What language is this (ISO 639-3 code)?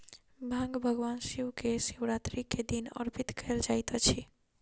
mai